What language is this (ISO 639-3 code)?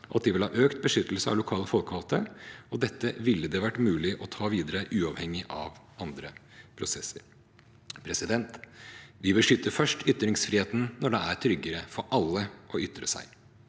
nor